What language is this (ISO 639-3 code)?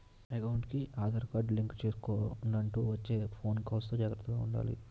tel